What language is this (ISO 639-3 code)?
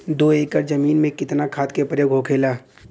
bho